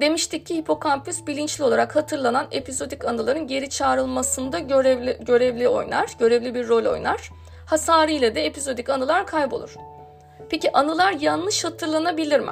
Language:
Turkish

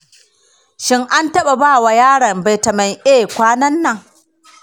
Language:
Hausa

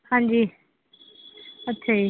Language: Punjabi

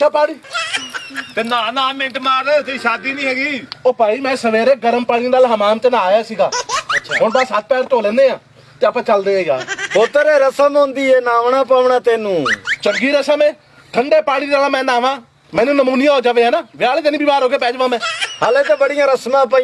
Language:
Punjabi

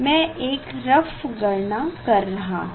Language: Hindi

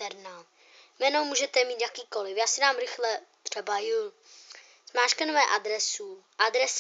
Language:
Czech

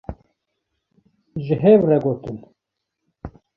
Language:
Kurdish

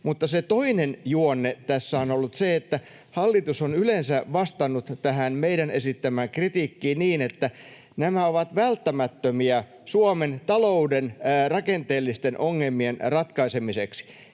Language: Finnish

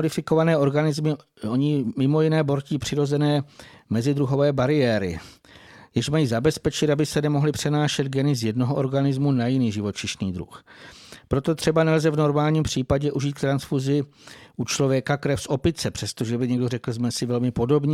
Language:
Czech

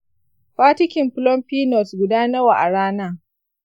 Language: Hausa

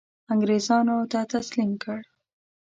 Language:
Pashto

